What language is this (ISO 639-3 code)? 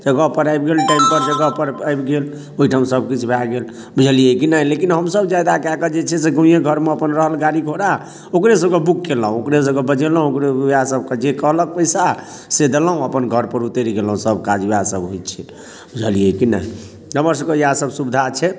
mai